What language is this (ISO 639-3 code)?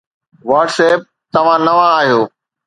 snd